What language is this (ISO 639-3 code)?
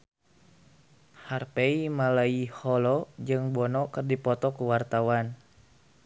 sun